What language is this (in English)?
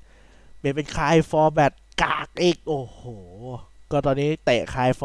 Thai